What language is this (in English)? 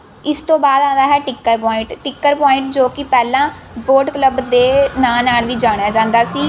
Punjabi